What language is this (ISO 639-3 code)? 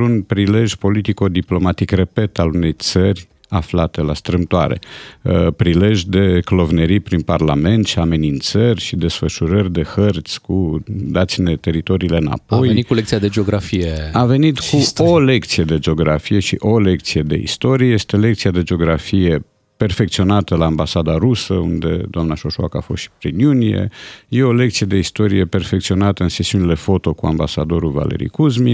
ron